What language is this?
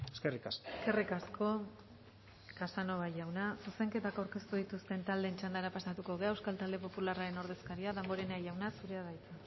Basque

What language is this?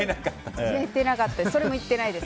Japanese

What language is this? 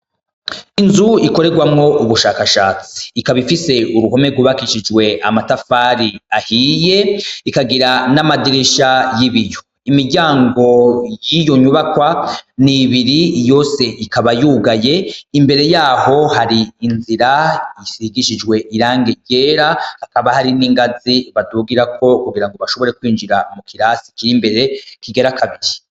Rundi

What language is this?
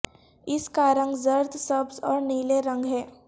Urdu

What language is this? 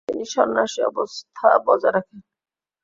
Bangla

